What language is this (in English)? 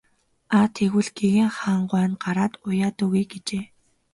Mongolian